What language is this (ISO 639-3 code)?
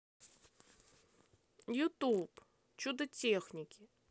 rus